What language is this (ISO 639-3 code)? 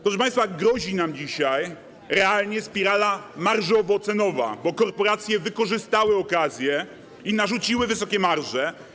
pol